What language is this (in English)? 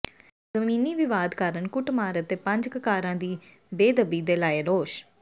Punjabi